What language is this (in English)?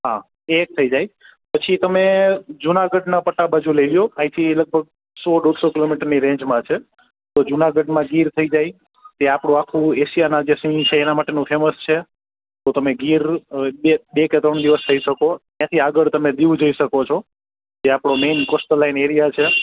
Gujarati